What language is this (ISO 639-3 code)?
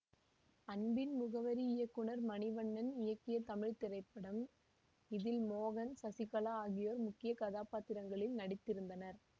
tam